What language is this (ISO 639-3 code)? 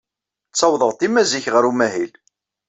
kab